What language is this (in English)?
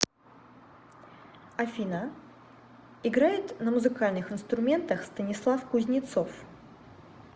Russian